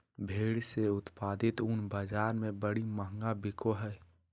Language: Magahi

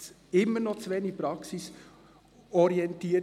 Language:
Swiss German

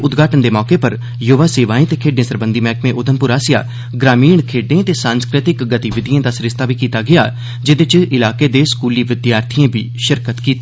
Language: Dogri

